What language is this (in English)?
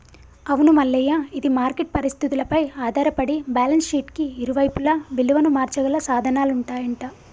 Telugu